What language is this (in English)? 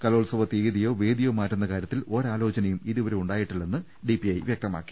Malayalam